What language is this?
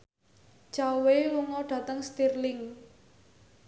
Javanese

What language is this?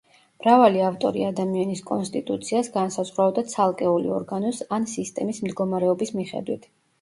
Georgian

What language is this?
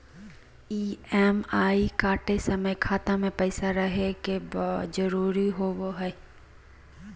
Magahi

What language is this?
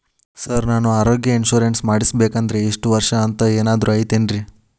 Kannada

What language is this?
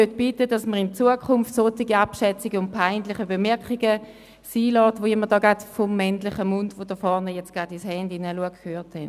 Swiss German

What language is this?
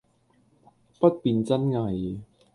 Cantonese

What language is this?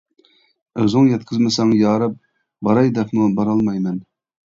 Uyghur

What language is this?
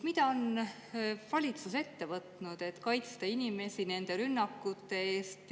Estonian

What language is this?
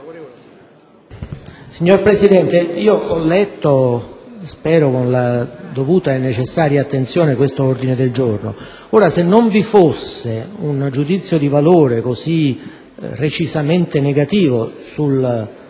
Italian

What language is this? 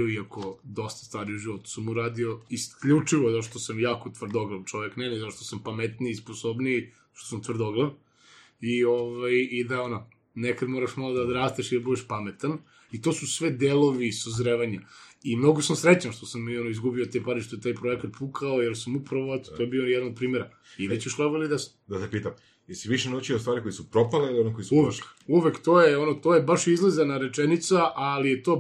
Croatian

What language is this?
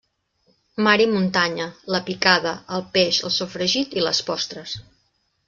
Catalan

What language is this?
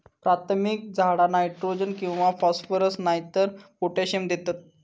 Marathi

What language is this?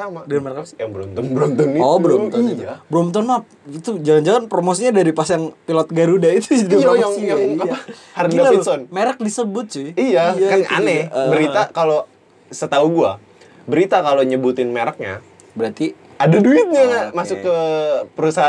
Indonesian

